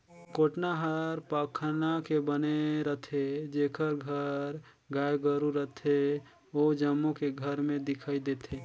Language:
Chhattisgarhi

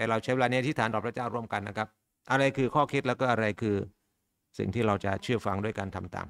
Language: Thai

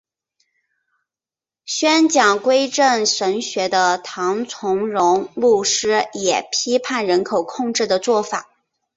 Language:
Chinese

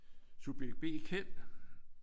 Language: Danish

